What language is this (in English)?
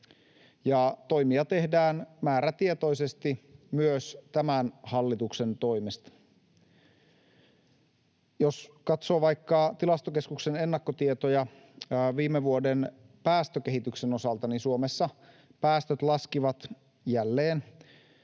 Finnish